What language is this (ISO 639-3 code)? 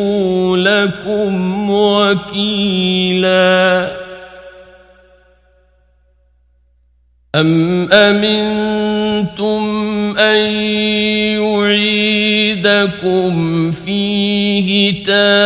ara